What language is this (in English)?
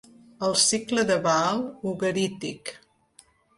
Catalan